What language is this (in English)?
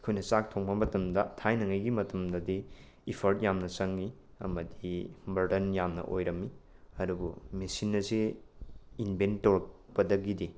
Manipuri